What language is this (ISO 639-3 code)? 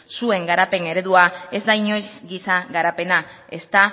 eus